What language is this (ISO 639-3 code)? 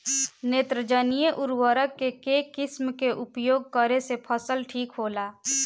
bho